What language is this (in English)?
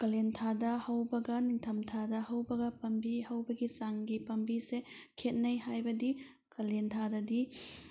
Manipuri